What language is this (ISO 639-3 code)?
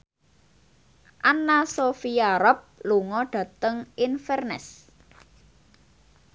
jav